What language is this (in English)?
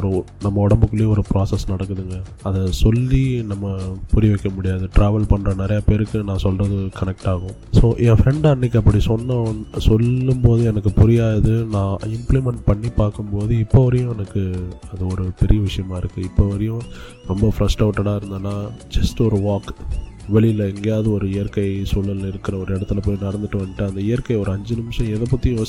Tamil